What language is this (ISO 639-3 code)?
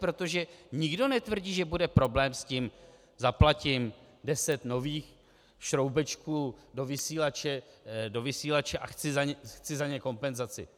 ces